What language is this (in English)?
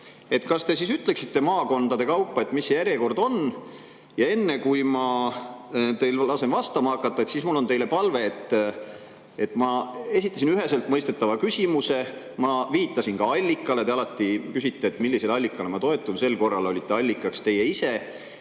Estonian